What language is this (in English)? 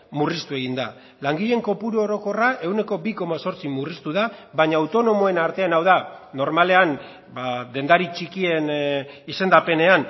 Basque